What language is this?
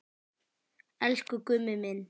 Icelandic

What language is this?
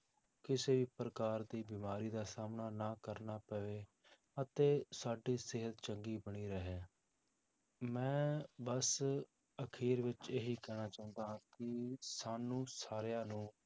Punjabi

